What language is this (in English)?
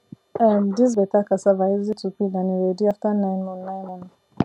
Nigerian Pidgin